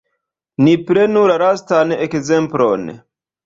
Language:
Esperanto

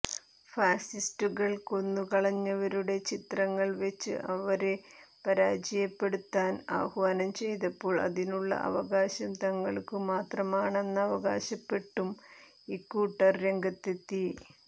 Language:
Malayalam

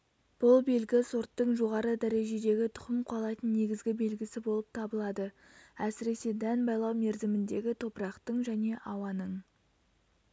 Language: Kazakh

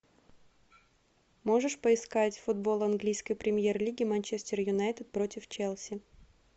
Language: Russian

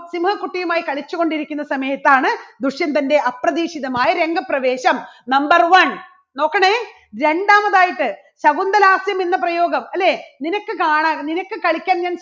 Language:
Malayalam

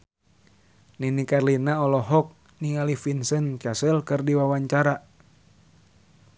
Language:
Sundanese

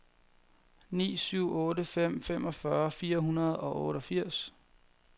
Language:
Danish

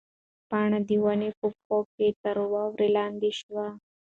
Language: Pashto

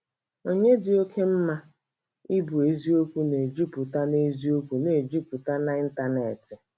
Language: Igbo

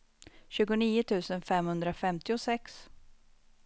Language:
Swedish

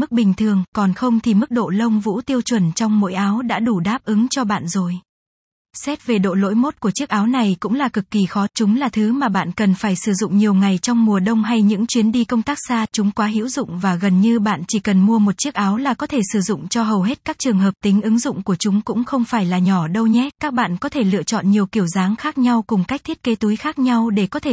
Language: Vietnamese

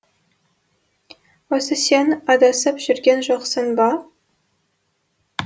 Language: Kazakh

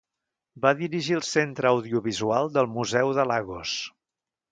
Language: Catalan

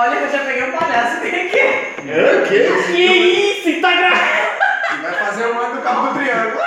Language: Portuguese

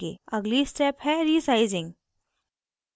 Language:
Hindi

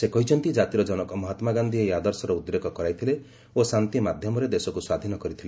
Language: Odia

